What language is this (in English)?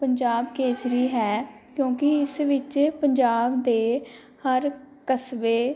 Punjabi